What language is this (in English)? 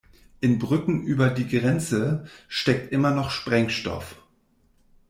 German